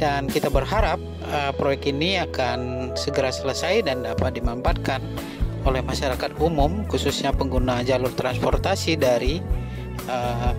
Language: Indonesian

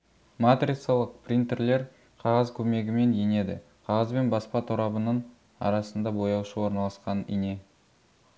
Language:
Kazakh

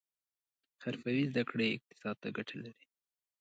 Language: Pashto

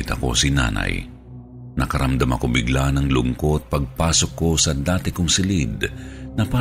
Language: Filipino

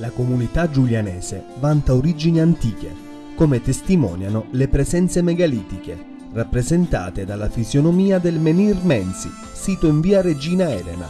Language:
Italian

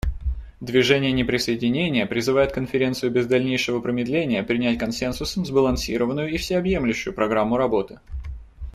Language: Russian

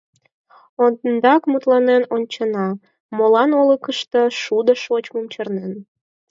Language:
Mari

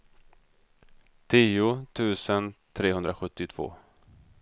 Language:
Swedish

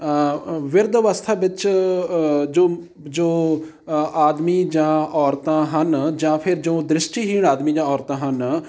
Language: Punjabi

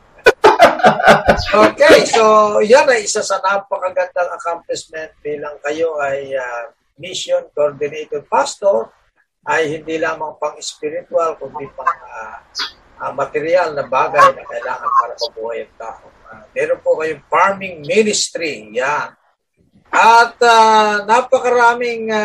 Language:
Filipino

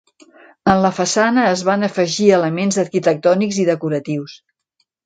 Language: Catalan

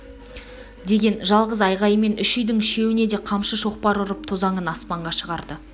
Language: Kazakh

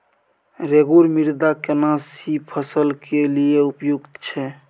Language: Maithili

